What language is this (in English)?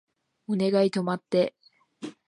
Japanese